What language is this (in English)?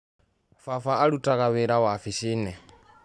Kikuyu